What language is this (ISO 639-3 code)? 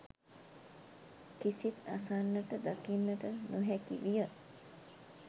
sin